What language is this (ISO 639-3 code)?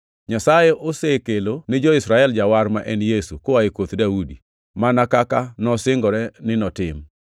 luo